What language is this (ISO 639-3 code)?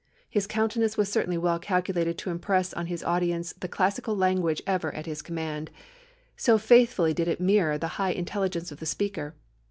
eng